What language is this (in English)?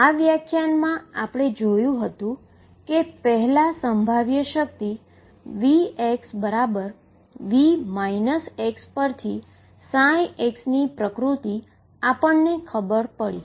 Gujarati